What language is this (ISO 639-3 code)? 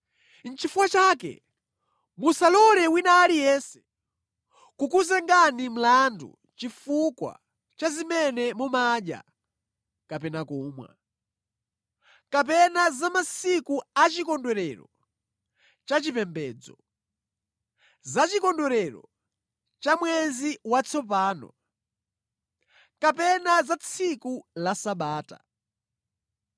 nya